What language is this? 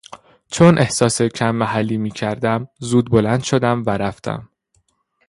Persian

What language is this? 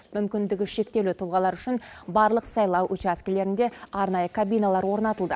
Kazakh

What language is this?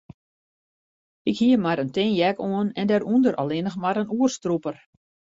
Western Frisian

